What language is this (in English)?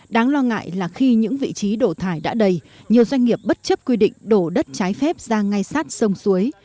Vietnamese